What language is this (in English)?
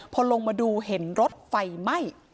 Thai